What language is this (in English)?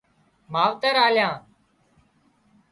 Wadiyara Koli